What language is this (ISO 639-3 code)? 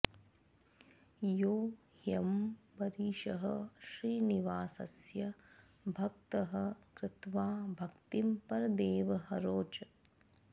san